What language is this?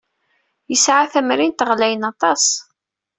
Kabyle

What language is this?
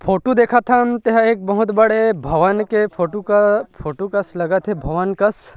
Chhattisgarhi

